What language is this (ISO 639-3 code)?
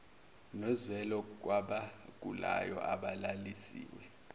zul